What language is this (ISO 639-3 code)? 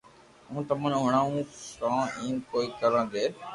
lrk